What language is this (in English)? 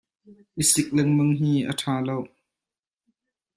Hakha Chin